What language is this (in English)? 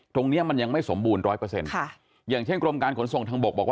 Thai